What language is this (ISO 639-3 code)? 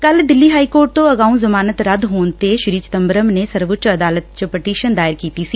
pan